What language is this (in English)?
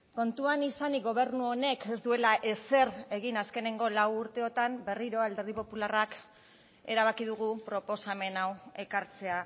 Basque